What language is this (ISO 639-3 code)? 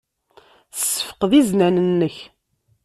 kab